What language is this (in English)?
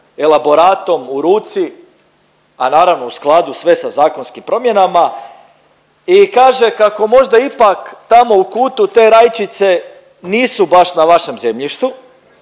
Croatian